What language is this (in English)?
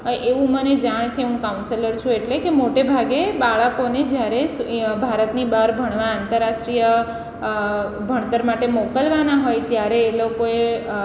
Gujarati